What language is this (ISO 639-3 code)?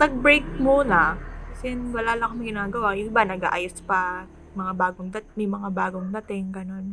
fil